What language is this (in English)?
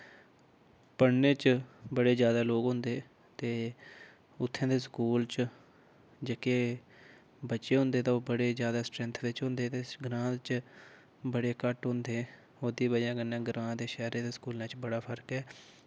Dogri